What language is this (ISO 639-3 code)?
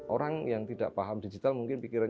ind